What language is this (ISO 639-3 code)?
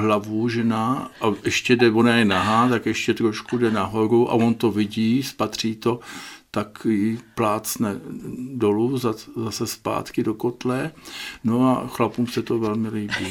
ces